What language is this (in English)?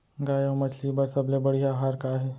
Chhattisgarhi